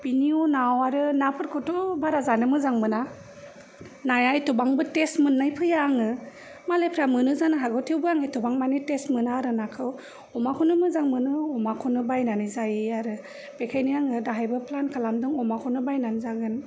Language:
Bodo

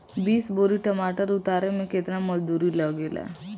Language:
Bhojpuri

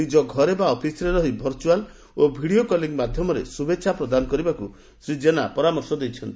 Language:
Odia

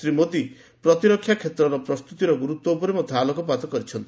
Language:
Odia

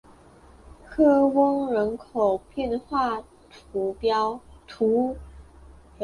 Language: Chinese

